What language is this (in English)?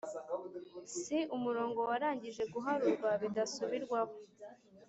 Kinyarwanda